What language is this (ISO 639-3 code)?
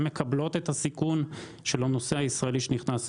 heb